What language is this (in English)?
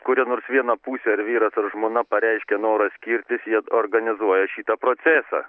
Lithuanian